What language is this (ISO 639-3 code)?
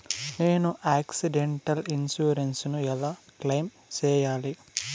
tel